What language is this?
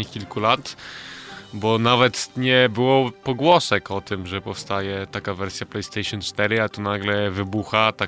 Polish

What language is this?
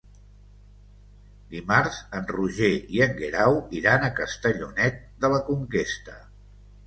Catalan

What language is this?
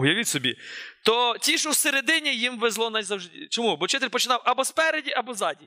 Ukrainian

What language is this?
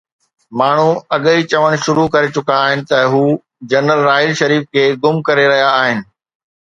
Sindhi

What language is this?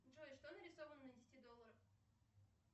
Russian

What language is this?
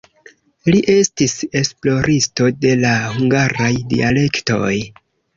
Esperanto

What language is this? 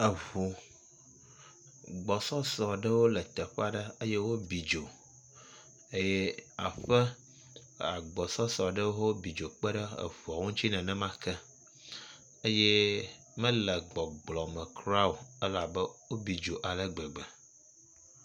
Ewe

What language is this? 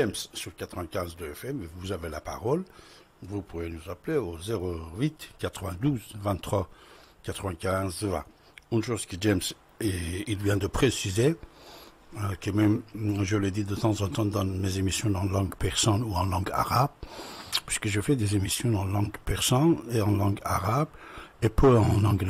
French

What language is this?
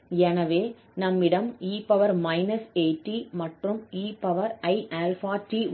Tamil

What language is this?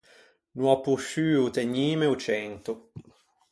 Ligurian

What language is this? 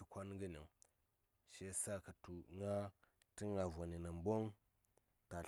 Saya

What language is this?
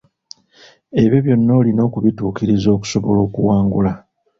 Ganda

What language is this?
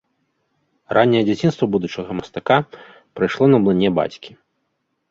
Belarusian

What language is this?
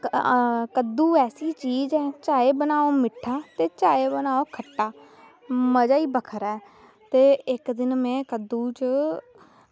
Dogri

